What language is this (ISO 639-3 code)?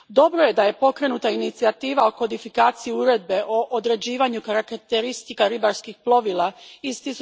hrv